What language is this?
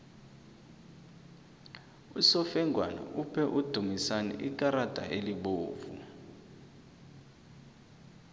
South Ndebele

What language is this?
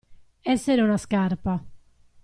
Italian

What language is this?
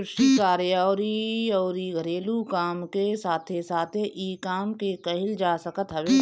Bhojpuri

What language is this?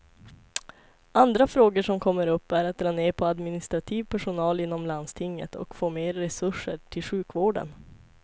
Swedish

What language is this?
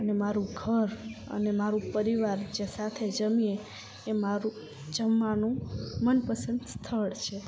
Gujarati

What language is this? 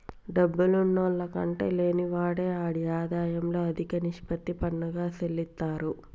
Telugu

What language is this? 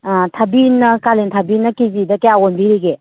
Manipuri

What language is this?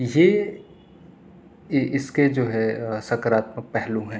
Urdu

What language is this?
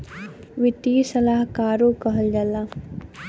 Bhojpuri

